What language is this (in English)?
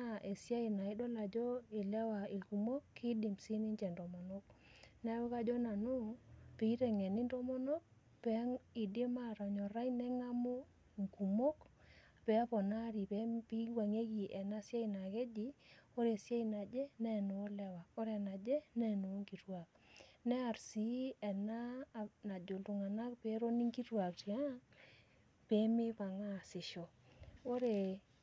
Masai